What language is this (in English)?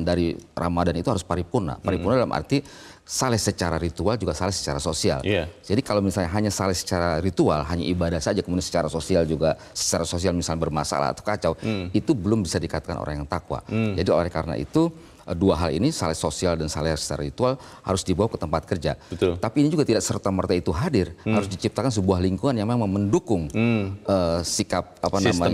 Indonesian